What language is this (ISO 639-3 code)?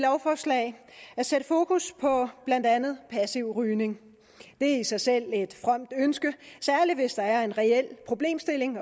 dan